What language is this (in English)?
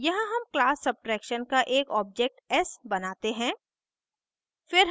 Hindi